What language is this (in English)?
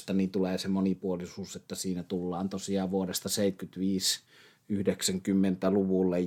Finnish